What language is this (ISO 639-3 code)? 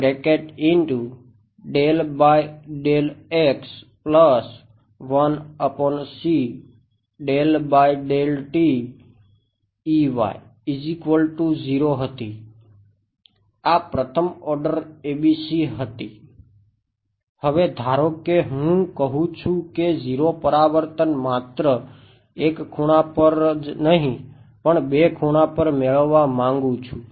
guj